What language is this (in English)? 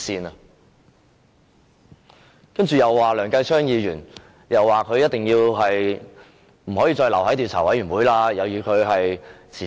Cantonese